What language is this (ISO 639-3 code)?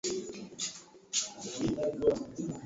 swa